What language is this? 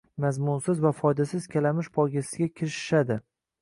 Uzbek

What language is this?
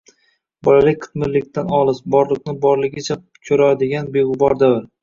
Uzbek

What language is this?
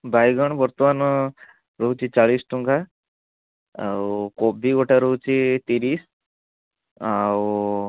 Odia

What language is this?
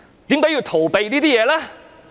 Cantonese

